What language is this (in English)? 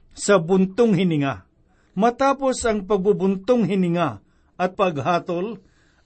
Filipino